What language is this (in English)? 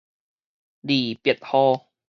Min Nan Chinese